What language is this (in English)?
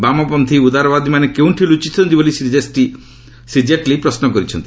Odia